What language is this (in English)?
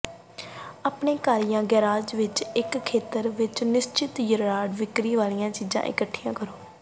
Punjabi